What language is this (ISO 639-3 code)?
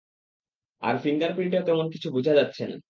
ben